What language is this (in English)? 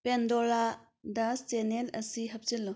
Manipuri